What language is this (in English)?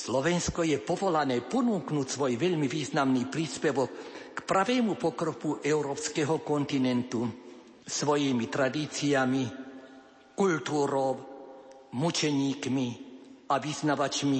Slovak